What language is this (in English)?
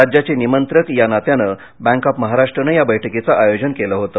Marathi